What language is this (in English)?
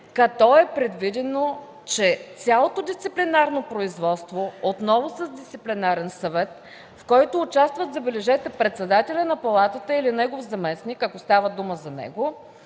Bulgarian